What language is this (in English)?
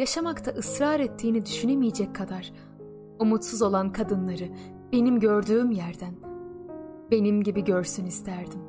Turkish